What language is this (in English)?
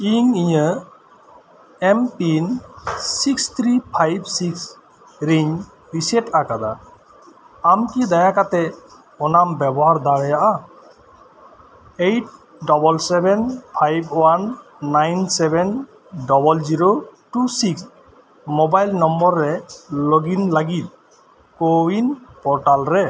Santali